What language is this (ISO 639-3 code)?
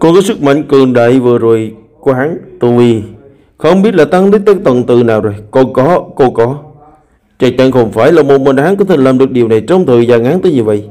vie